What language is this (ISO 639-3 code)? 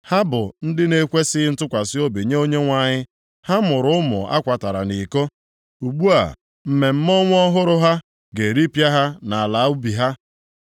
ibo